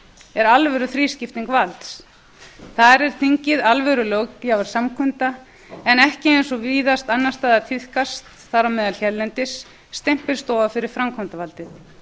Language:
Icelandic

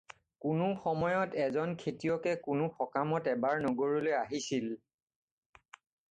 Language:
Assamese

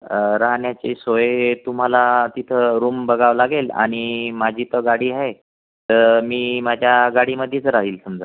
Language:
Marathi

